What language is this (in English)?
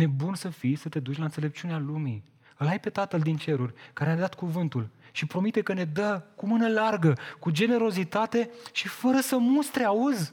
Romanian